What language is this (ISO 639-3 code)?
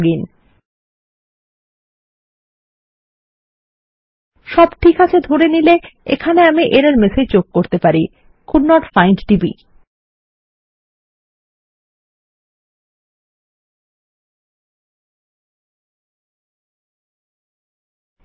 ben